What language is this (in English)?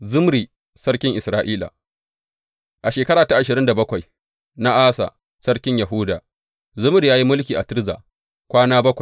Hausa